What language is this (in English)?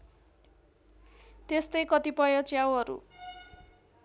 Nepali